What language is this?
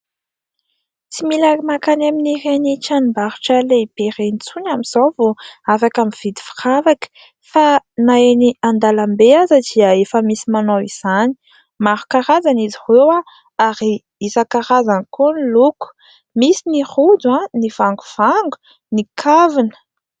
Malagasy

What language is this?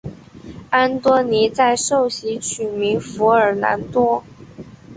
Chinese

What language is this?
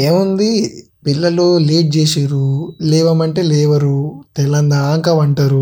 Telugu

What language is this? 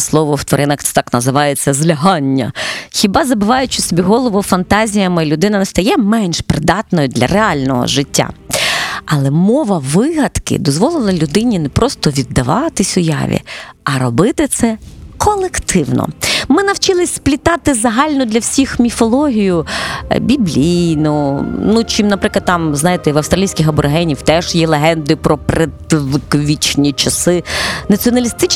Ukrainian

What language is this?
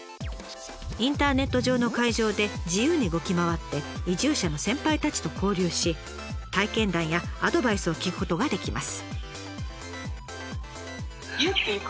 Japanese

